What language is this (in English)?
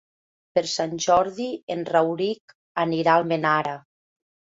Catalan